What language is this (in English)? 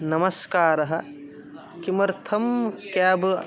Sanskrit